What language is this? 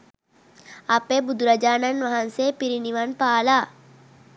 Sinhala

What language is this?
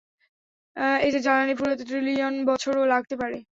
Bangla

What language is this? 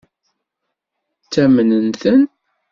Kabyle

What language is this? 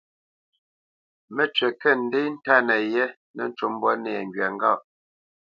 Bamenyam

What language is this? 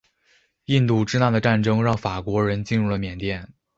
Chinese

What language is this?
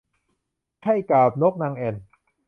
Thai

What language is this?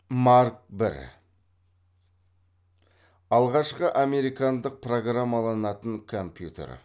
Kazakh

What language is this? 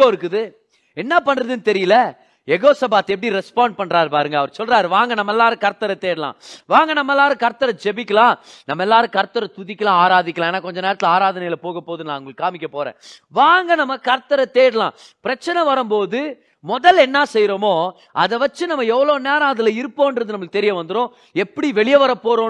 Tamil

